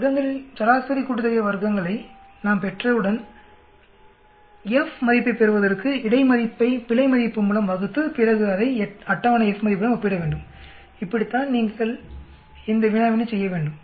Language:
Tamil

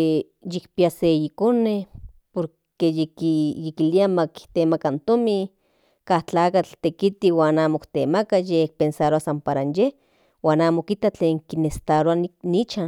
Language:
Central Nahuatl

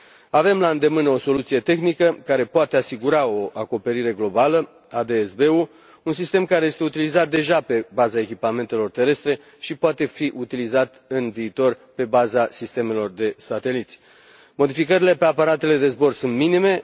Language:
Romanian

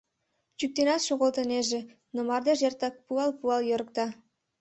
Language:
Mari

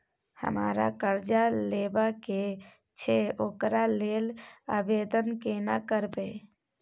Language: Maithili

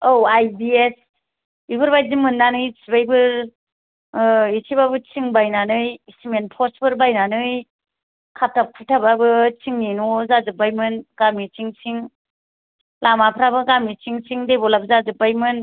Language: Bodo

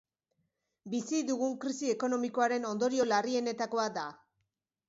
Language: Basque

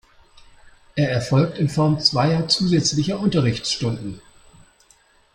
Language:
German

